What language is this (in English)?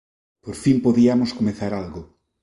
Galician